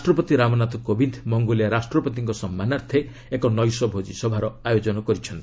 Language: Odia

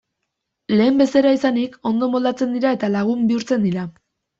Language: Basque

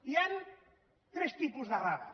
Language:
Catalan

